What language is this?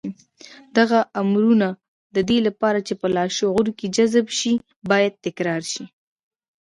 Pashto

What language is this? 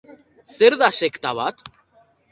Basque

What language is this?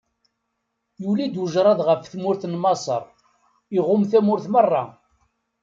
Kabyle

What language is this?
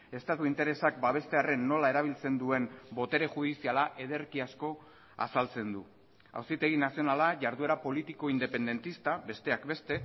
Basque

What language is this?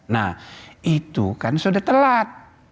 Indonesian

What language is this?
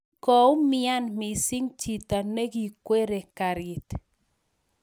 Kalenjin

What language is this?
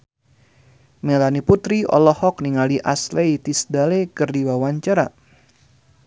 Sundanese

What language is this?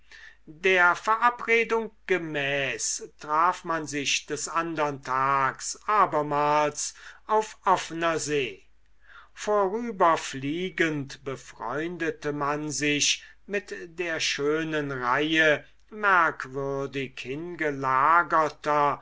German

